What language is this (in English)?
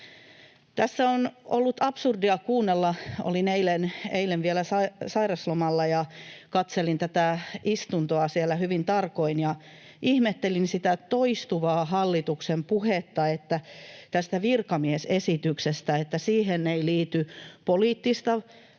Finnish